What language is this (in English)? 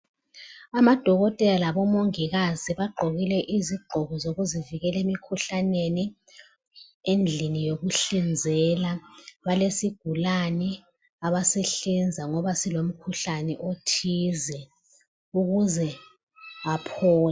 North Ndebele